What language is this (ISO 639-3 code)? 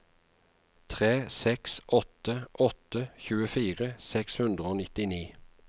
nor